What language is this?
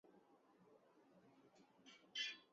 Urdu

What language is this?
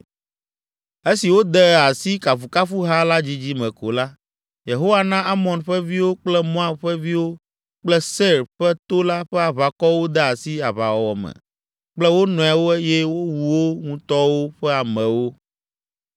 Ewe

